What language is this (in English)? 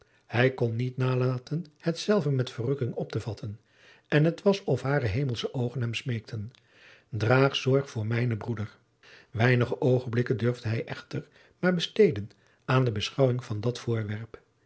Dutch